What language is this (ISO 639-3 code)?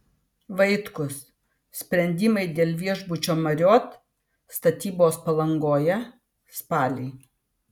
lit